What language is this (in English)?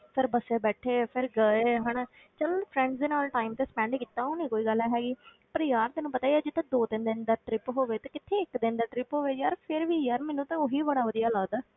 Punjabi